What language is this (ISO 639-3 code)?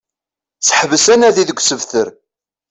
kab